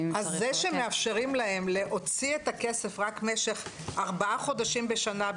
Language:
Hebrew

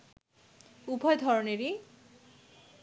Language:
Bangla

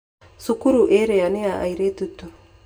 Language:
Kikuyu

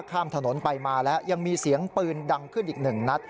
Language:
Thai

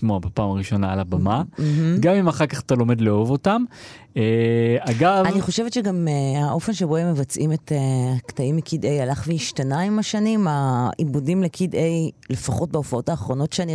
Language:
Hebrew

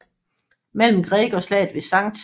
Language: Danish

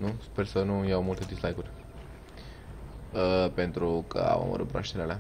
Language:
Romanian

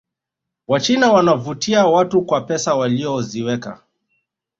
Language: Swahili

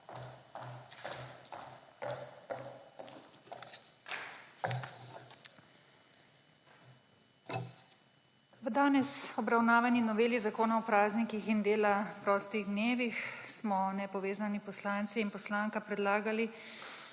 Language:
Slovenian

